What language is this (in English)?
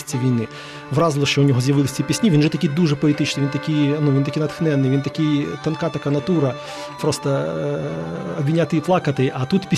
Ukrainian